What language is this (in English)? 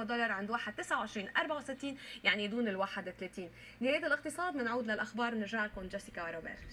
Arabic